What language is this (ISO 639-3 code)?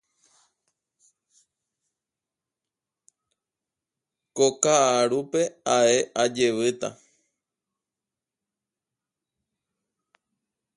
grn